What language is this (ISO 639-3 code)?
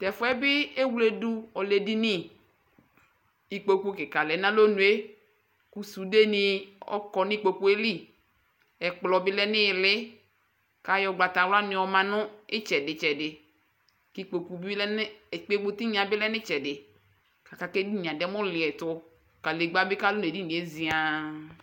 kpo